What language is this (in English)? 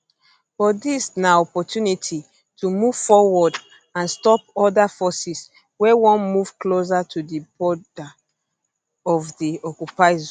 Nigerian Pidgin